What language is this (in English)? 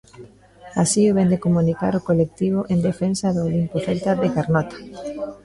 Galician